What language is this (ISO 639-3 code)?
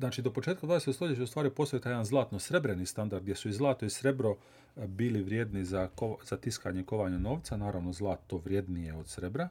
hrv